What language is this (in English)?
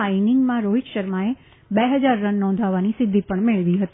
Gujarati